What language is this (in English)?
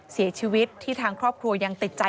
Thai